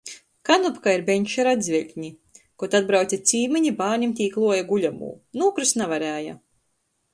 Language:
Latgalian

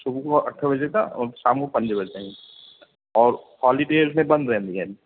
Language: Sindhi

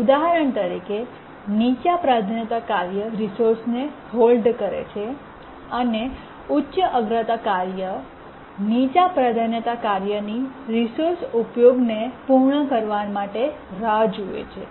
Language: Gujarati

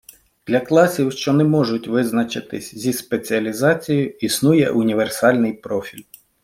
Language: Ukrainian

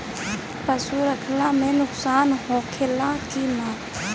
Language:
Bhojpuri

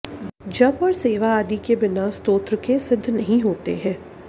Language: Sanskrit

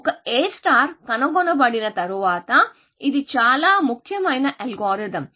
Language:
Telugu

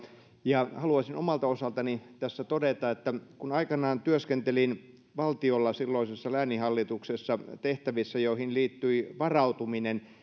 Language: Finnish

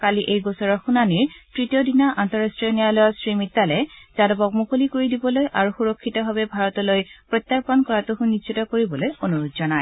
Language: Assamese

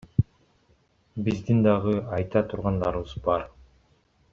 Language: Kyrgyz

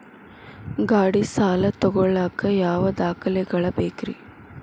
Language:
Kannada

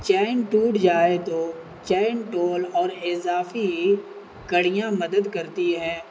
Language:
Urdu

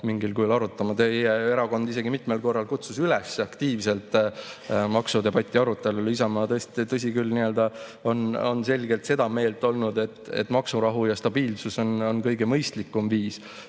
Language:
Estonian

